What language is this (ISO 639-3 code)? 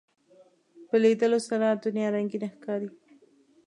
pus